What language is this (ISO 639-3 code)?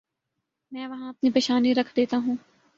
urd